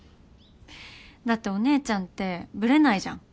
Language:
Japanese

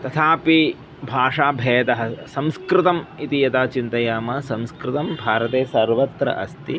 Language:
Sanskrit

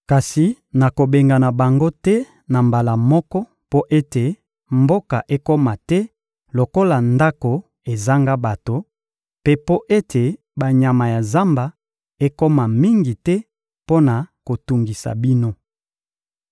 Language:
Lingala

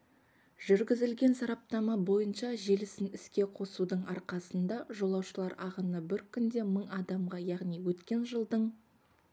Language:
Kazakh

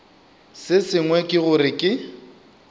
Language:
Northern Sotho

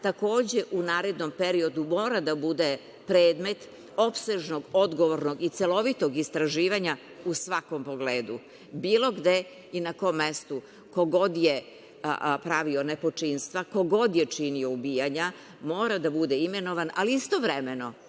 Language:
Serbian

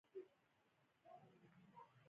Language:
Pashto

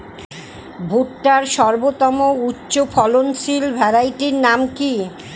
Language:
Bangla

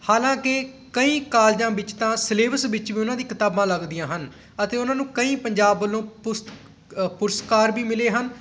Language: Punjabi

